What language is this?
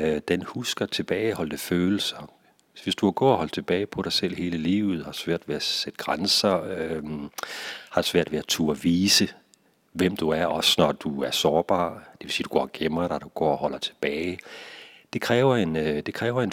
Danish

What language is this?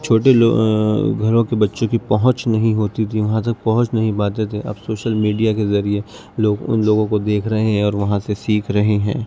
Urdu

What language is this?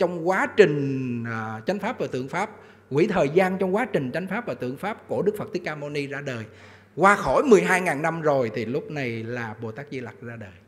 Vietnamese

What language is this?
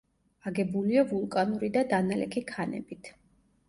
Georgian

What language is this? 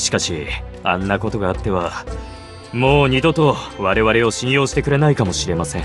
Japanese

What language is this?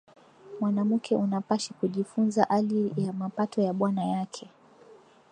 Swahili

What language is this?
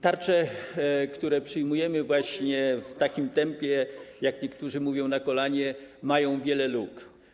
Polish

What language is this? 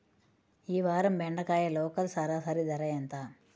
Telugu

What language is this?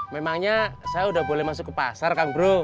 Indonesian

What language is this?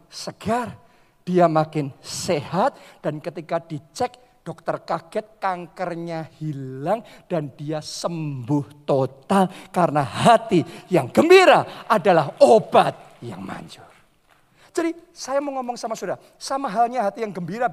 Indonesian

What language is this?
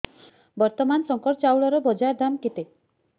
Odia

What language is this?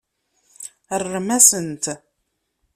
Kabyle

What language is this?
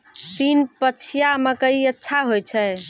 Maithili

